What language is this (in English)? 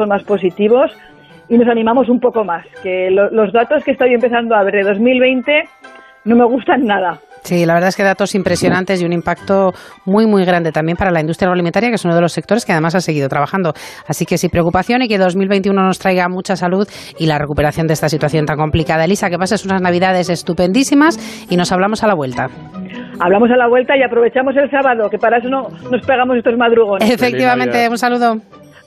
Spanish